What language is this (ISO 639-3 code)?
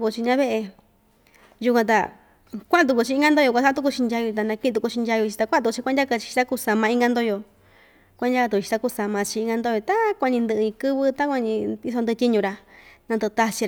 vmj